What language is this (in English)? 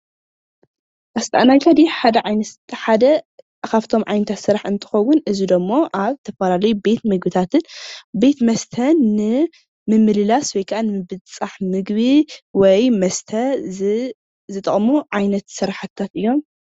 Tigrinya